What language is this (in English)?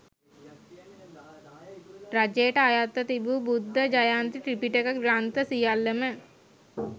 Sinhala